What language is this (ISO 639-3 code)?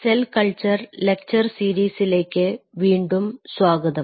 mal